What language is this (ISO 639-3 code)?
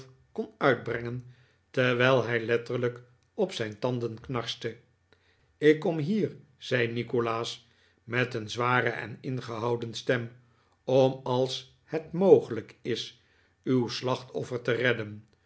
nld